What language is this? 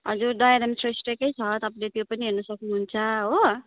Nepali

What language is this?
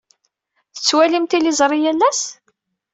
Kabyle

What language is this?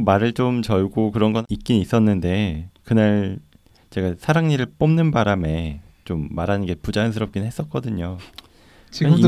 Korean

